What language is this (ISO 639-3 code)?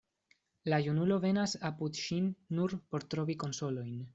epo